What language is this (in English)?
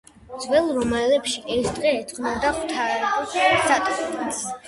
Georgian